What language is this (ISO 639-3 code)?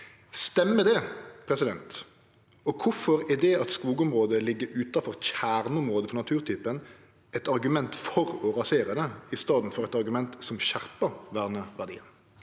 nor